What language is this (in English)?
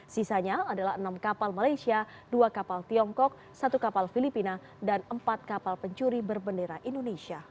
Indonesian